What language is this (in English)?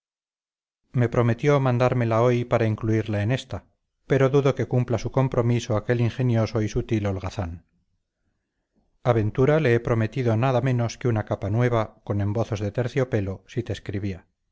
Spanish